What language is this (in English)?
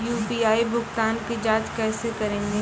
Maithili